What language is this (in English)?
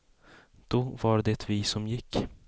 Swedish